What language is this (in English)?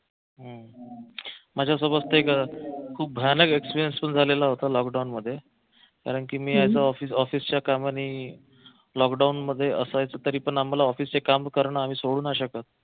Marathi